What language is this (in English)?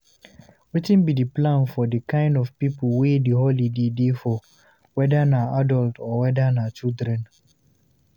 Nigerian Pidgin